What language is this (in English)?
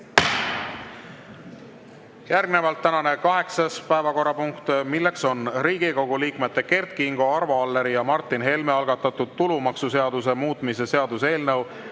Estonian